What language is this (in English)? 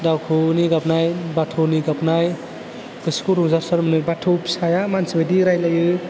Bodo